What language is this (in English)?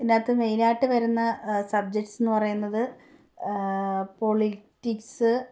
Malayalam